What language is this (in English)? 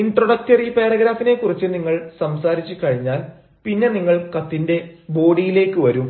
Malayalam